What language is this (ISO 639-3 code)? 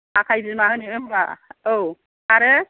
brx